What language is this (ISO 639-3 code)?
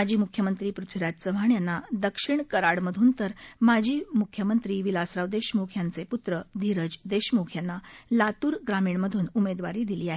mar